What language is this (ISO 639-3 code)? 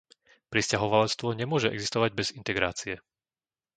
slk